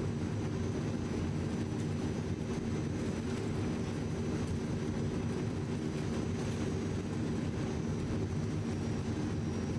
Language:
Russian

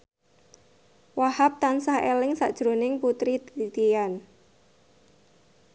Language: Javanese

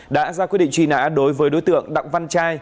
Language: Vietnamese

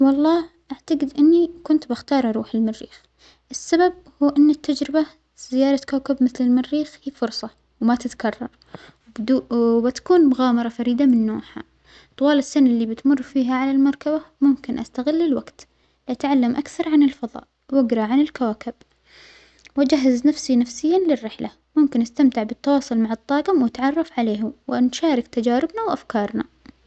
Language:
Omani Arabic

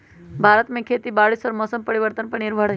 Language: Magahi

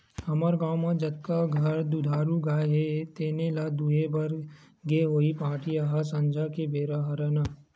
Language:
Chhattisgarhi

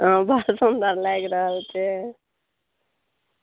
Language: Maithili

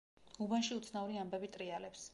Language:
Georgian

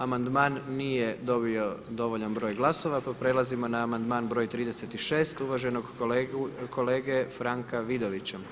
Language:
Croatian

